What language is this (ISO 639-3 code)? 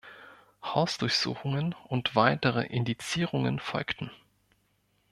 deu